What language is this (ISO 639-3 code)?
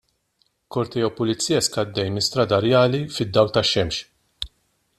mlt